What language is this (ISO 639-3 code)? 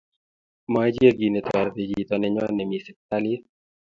kln